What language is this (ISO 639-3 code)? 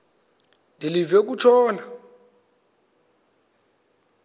xho